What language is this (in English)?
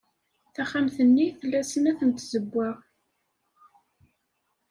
Kabyle